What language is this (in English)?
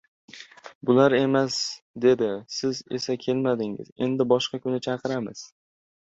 Uzbek